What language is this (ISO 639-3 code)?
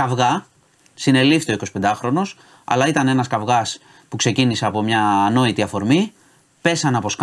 ell